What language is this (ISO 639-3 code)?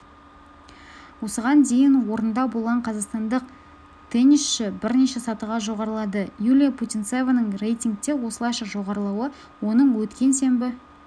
kaz